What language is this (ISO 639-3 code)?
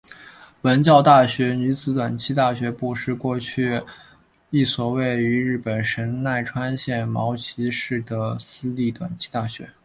zho